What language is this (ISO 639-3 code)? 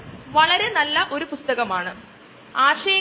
mal